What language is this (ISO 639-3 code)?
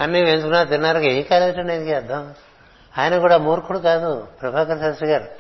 tel